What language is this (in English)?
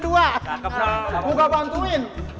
Indonesian